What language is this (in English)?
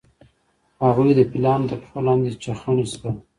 Pashto